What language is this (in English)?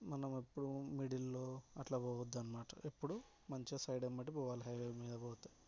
Telugu